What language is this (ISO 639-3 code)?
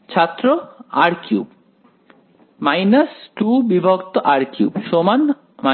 ben